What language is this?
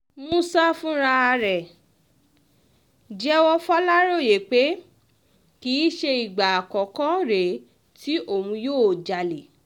Yoruba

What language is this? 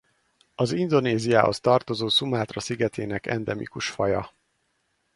Hungarian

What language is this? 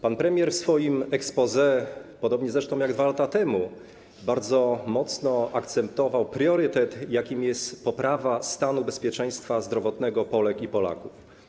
Polish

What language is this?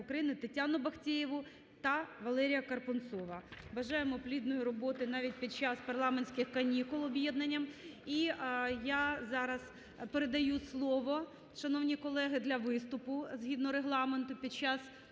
Ukrainian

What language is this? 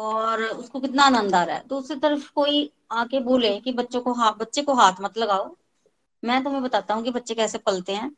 Hindi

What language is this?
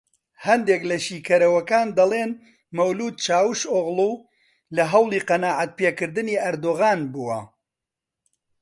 Central Kurdish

